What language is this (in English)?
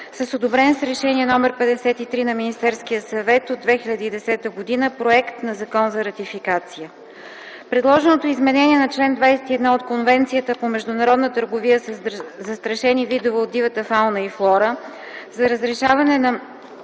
Bulgarian